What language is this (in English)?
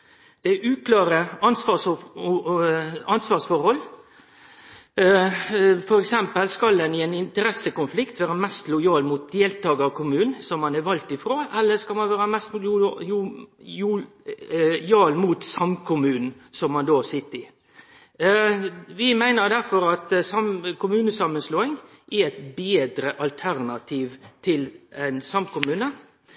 Norwegian Nynorsk